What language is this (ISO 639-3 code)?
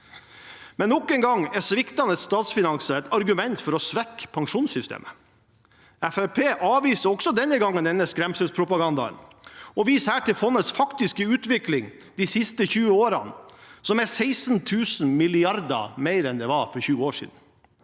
nor